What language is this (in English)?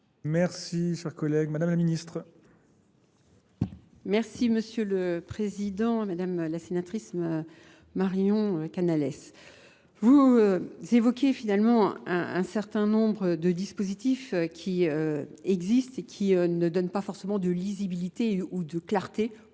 French